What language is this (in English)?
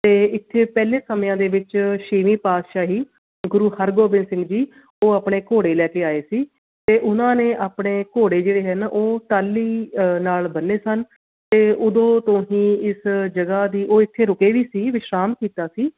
Punjabi